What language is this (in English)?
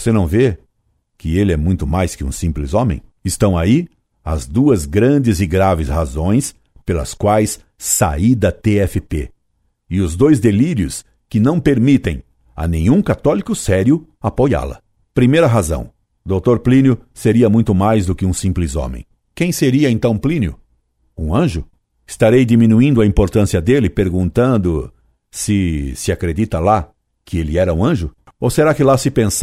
Portuguese